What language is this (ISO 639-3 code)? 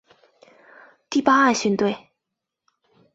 zho